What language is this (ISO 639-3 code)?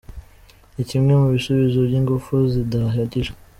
kin